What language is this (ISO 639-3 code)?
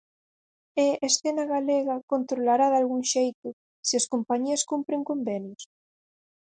glg